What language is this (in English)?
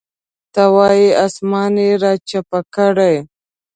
Pashto